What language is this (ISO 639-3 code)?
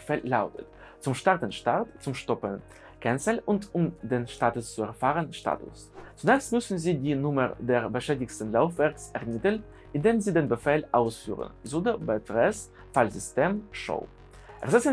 deu